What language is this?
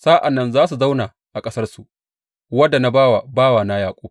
Hausa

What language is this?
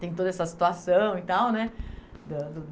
Portuguese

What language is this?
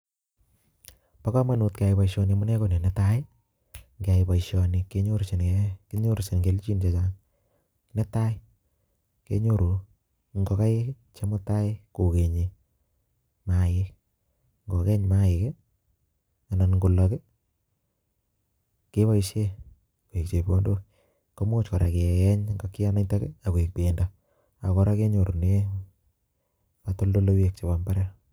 Kalenjin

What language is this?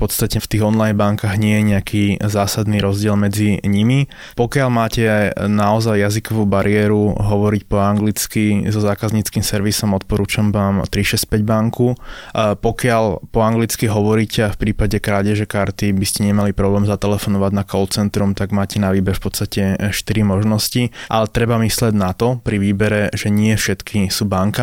Slovak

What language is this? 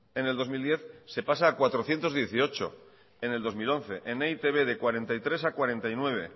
Spanish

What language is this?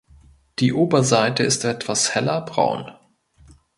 German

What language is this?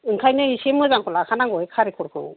Bodo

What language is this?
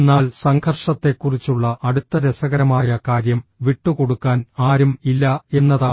Malayalam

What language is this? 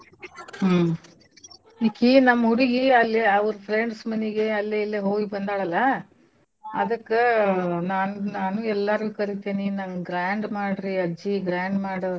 Kannada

